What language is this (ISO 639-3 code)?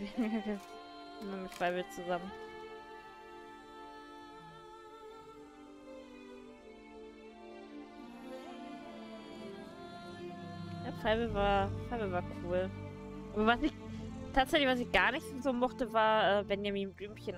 deu